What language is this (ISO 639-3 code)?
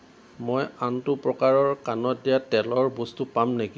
asm